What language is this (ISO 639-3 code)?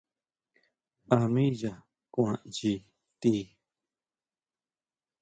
mau